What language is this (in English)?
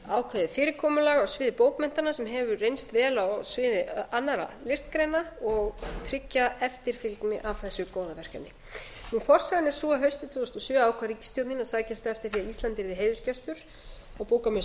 Icelandic